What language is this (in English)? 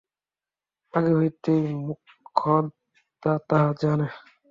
Bangla